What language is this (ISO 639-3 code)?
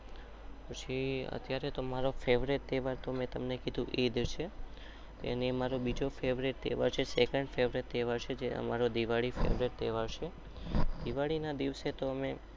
guj